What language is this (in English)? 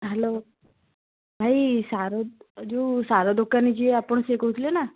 Odia